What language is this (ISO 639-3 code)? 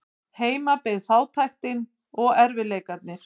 isl